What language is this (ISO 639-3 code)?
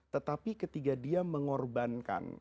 ind